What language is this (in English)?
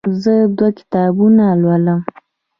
Pashto